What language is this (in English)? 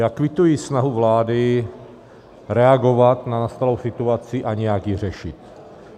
Czech